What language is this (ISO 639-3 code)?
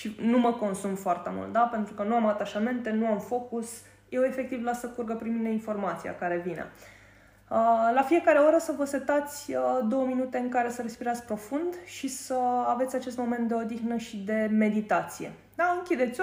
ron